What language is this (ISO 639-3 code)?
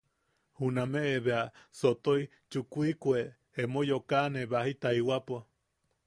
yaq